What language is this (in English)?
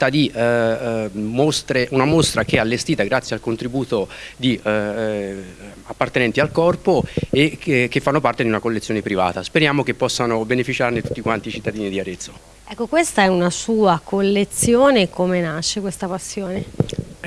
Italian